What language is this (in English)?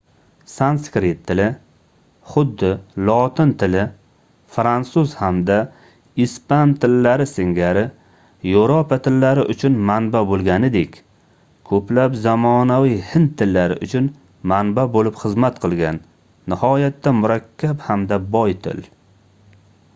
Uzbek